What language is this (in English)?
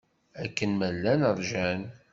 Kabyle